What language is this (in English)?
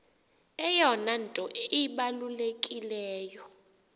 Xhosa